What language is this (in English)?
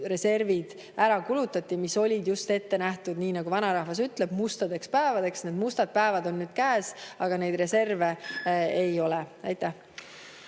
Estonian